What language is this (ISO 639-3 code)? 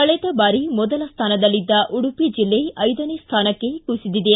kan